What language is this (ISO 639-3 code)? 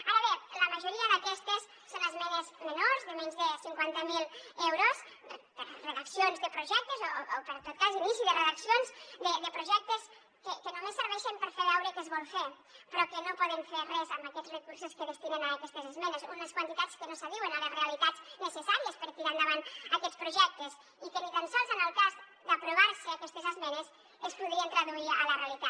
cat